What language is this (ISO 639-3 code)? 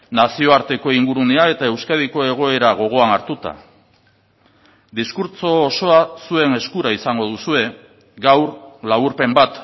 eus